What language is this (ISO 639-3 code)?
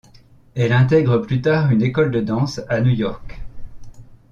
fra